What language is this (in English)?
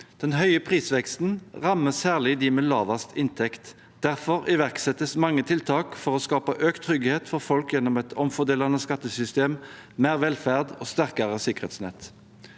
Norwegian